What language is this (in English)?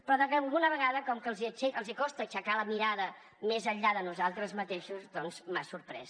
Catalan